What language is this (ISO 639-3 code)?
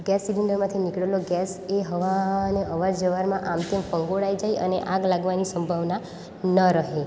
guj